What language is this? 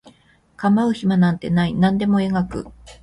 Japanese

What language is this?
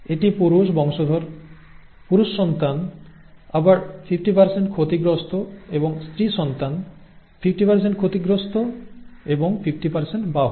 Bangla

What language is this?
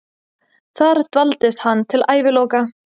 Icelandic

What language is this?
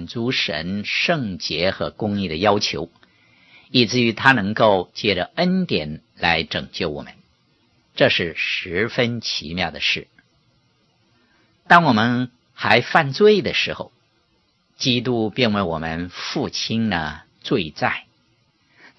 Chinese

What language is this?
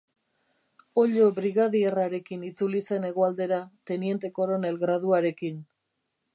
Basque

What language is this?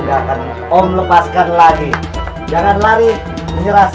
Indonesian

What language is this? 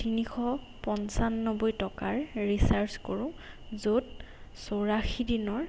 Assamese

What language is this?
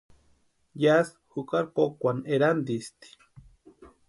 Western Highland Purepecha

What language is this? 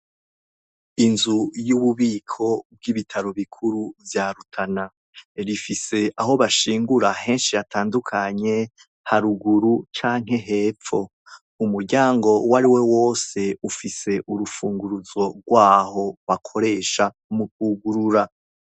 Rundi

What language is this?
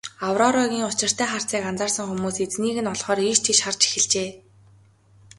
Mongolian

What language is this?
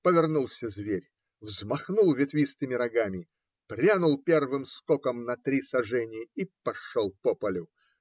Russian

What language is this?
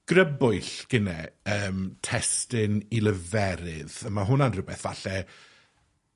Welsh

